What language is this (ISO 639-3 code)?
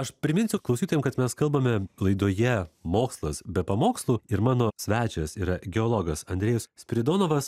lit